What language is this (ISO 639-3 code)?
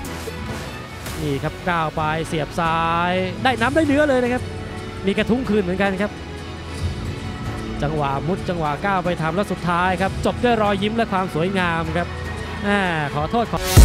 tha